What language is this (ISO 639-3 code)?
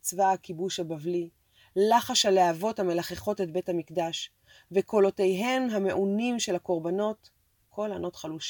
heb